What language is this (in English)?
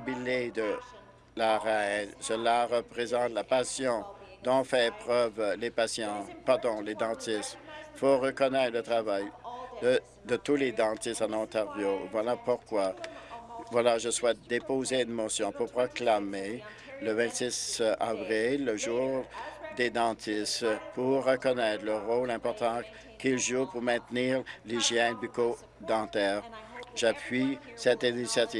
French